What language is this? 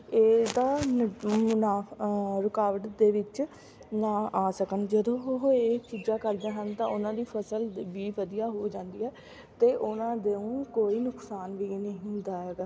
Punjabi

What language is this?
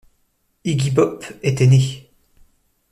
French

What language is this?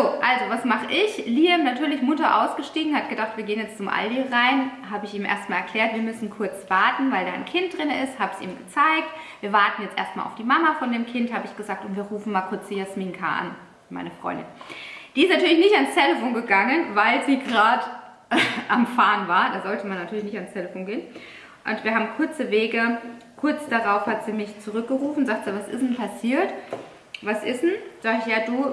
German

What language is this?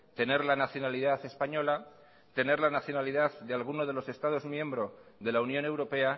Spanish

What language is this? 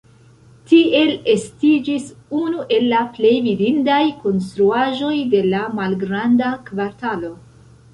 Esperanto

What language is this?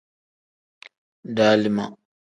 Tem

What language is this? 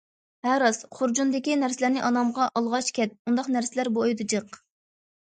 Uyghur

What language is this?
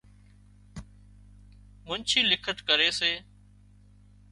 Wadiyara Koli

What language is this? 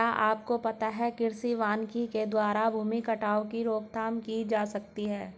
Hindi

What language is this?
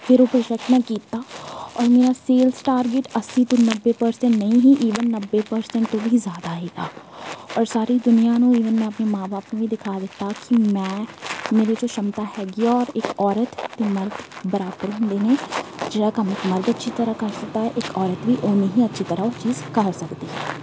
Punjabi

